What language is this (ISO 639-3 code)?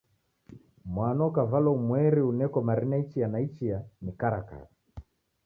dav